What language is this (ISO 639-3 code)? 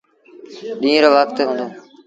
sbn